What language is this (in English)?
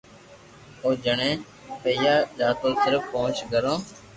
Loarki